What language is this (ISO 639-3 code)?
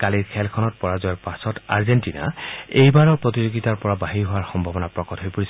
asm